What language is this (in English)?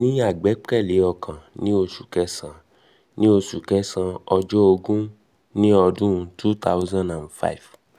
Yoruba